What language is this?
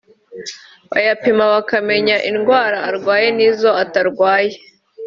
Kinyarwanda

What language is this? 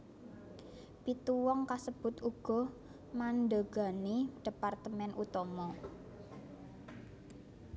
Javanese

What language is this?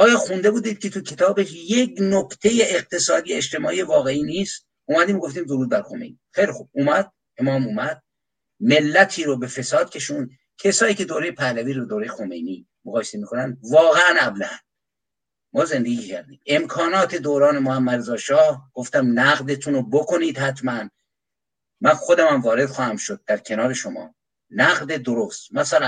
Persian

